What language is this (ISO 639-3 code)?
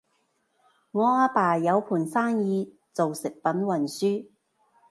yue